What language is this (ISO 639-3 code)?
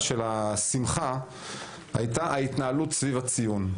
heb